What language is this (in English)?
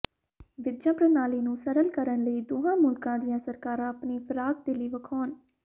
Punjabi